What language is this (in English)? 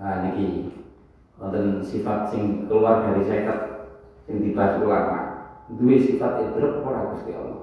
Indonesian